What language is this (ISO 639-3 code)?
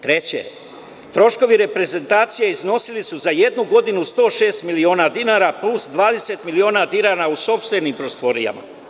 srp